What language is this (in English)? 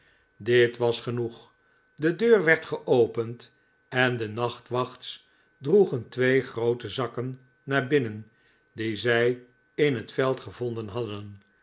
Dutch